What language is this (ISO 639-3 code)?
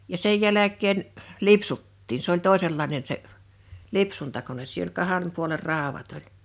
fin